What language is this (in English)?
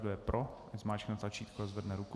Czech